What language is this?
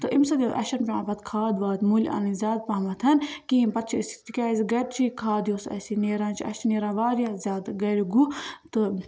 Kashmiri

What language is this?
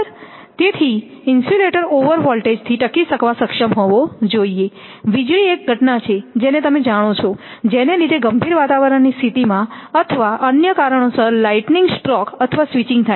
Gujarati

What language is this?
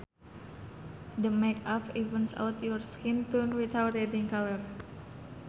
Sundanese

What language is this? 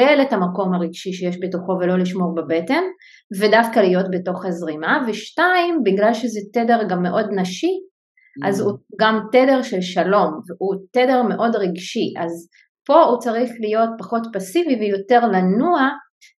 Hebrew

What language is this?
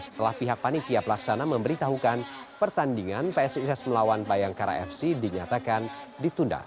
Indonesian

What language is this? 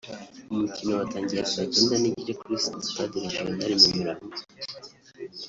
Kinyarwanda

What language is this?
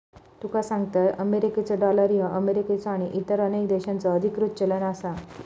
Marathi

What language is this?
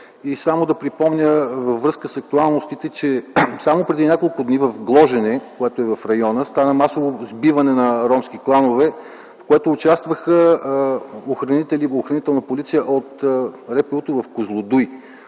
Bulgarian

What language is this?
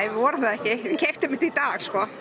Icelandic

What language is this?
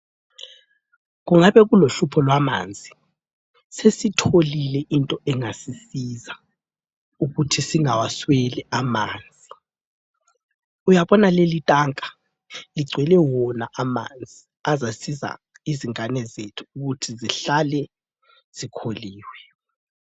North Ndebele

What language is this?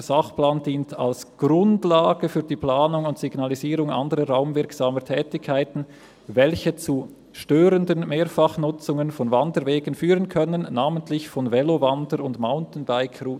Swiss German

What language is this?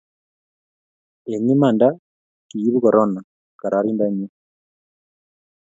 Kalenjin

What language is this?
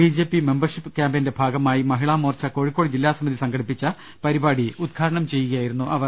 Malayalam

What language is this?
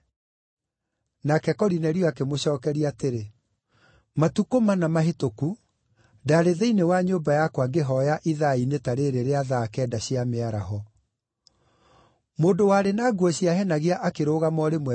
Kikuyu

